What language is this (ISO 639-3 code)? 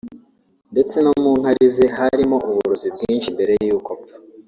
kin